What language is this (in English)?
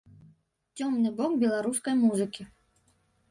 Belarusian